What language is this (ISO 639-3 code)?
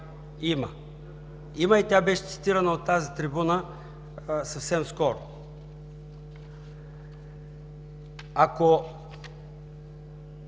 bul